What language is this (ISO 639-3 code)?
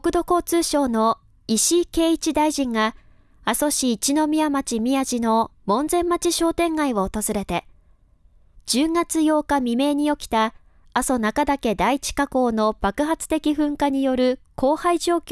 jpn